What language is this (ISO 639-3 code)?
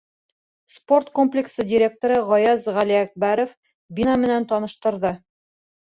bak